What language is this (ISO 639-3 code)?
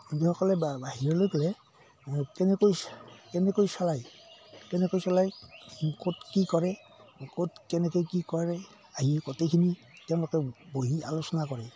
asm